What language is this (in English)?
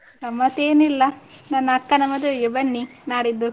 Kannada